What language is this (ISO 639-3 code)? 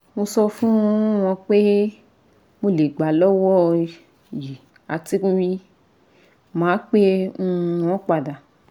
yor